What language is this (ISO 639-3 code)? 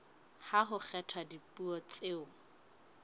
sot